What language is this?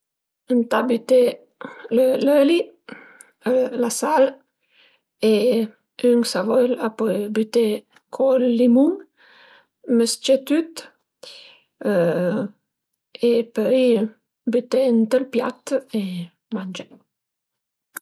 Piedmontese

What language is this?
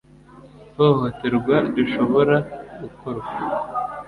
Kinyarwanda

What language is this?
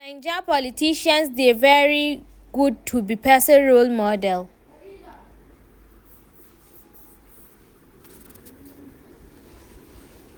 Nigerian Pidgin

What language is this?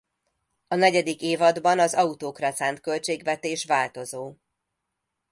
Hungarian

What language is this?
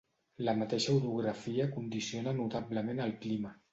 Catalan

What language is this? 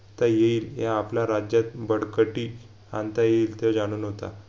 Marathi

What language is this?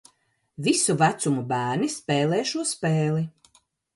Latvian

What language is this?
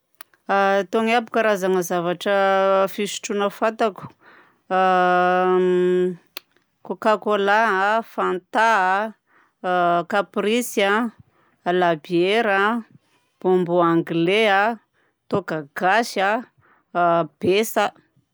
Southern Betsimisaraka Malagasy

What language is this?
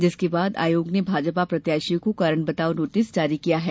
Hindi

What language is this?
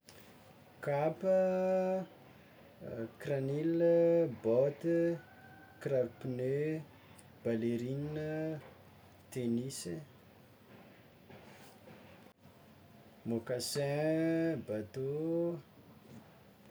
Tsimihety Malagasy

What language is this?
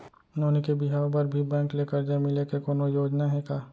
Chhattisgarhi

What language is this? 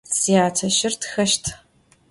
Adyghe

